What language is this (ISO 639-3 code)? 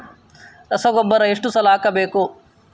kan